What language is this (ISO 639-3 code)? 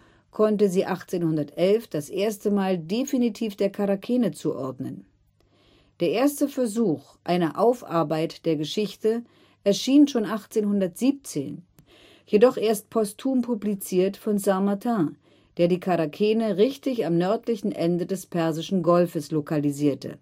deu